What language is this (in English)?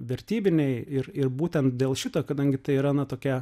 Lithuanian